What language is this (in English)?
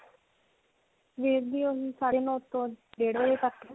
Punjabi